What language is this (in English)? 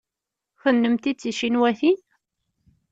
Kabyle